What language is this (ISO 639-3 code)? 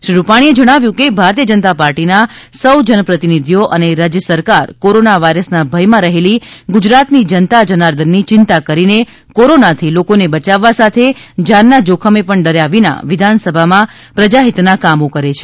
guj